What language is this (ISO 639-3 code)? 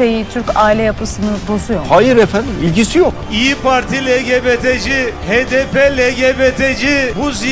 tur